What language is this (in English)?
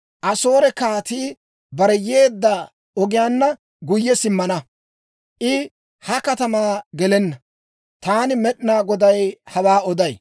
Dawro